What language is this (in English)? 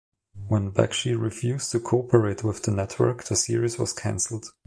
English